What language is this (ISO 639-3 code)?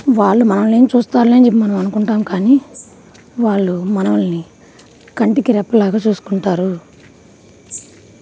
tel